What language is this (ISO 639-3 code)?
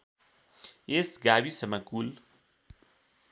nep